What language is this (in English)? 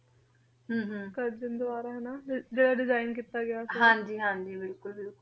Punjabi